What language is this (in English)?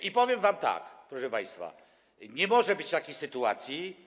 Polish